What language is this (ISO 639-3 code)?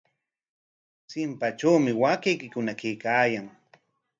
qwa